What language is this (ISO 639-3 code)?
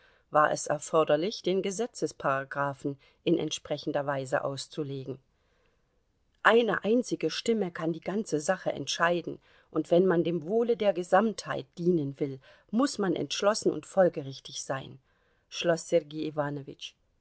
deu